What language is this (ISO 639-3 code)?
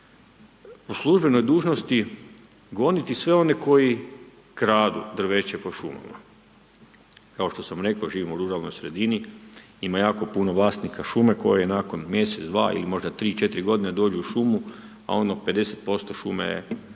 hrv